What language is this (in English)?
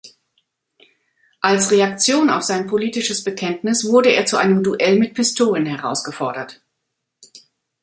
German